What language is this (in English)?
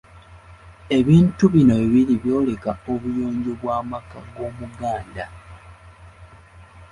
Ganda